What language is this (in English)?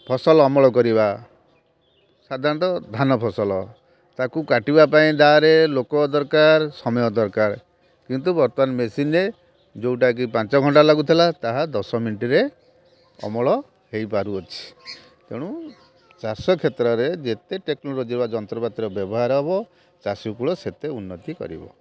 Odia